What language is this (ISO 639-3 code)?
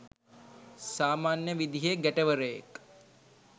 sin